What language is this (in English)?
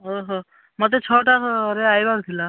Odia